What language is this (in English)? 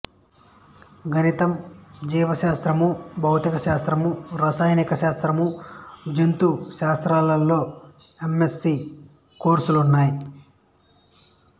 Telugu